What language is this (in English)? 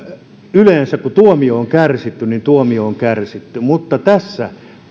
Finnish